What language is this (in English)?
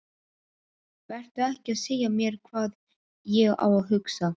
Icelandic